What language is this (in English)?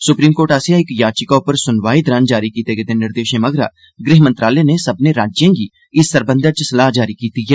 Dogri